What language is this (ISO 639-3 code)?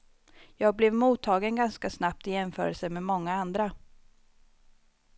swe